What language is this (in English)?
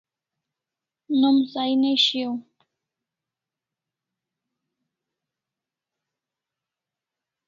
Kalasha